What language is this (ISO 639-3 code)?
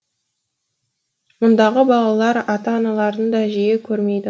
kaz